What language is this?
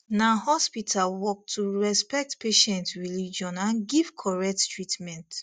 Nigerian Pidgin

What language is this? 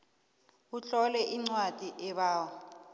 South Ndebele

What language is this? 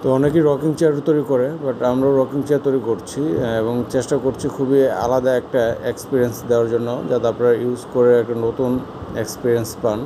Romanian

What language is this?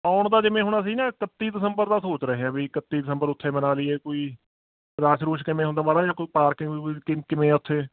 Punjabi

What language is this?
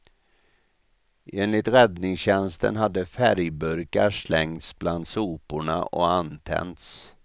Swedish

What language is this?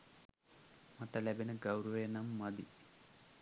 Sinhala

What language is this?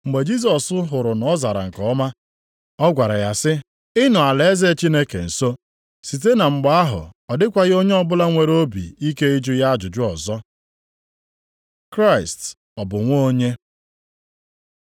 Igbo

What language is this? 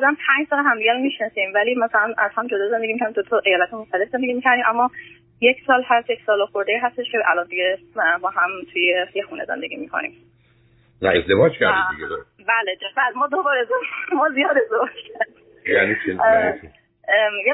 Persian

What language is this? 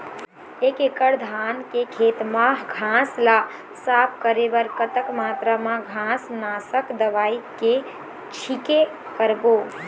Chhattisgarhi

